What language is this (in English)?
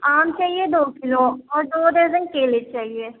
Urdu